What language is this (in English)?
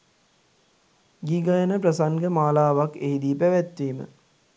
Sinhala